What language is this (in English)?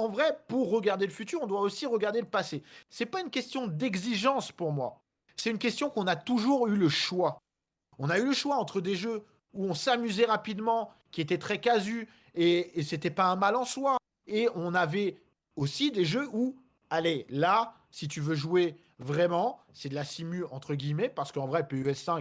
French